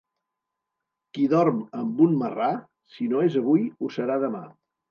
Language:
Catalan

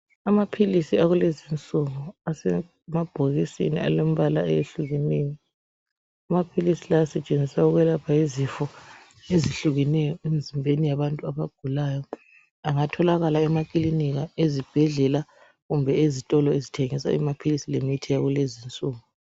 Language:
North Ndebele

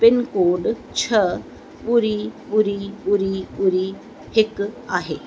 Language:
Sindhi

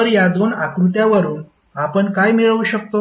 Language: Marathi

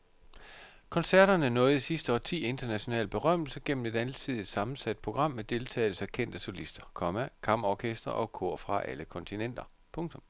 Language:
Danish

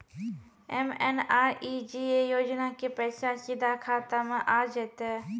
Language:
Maithili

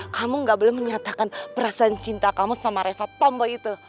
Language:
Indonesian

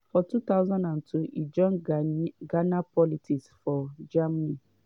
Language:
Nigerian Pidgin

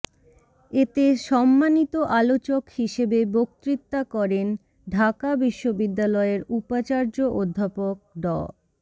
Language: Bangla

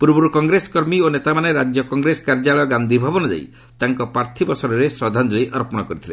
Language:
Odia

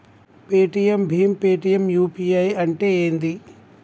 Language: Telugu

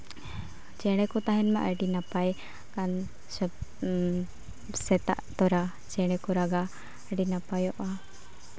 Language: Santali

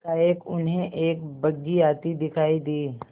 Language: Hindi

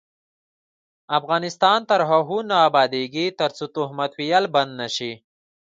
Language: Pashto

